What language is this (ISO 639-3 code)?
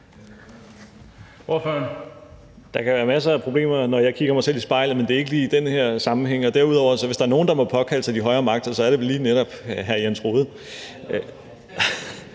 dan